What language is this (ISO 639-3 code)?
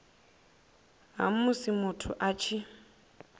ven